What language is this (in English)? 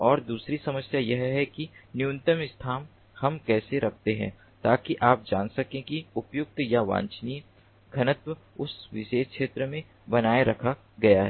Hindi